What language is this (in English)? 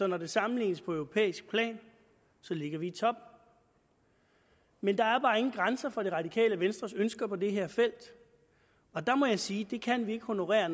Danish